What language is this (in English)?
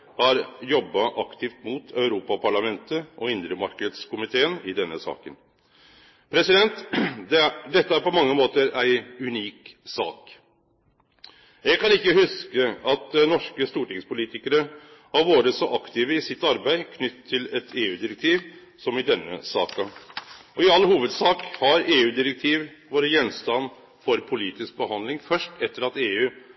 Norwegian Nynorsk